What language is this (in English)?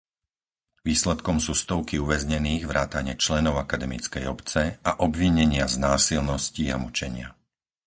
Slovak